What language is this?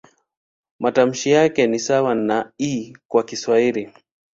Swahili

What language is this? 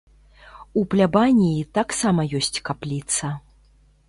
Belarusian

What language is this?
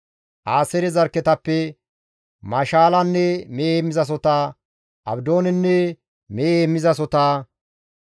Gamo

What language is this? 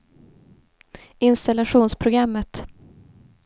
Swedish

